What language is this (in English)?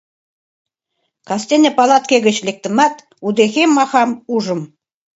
Mari